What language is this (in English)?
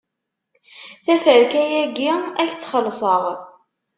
Kabyle